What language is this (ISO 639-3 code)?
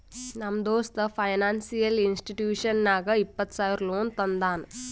kan